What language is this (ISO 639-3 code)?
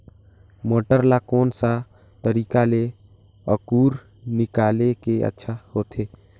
hne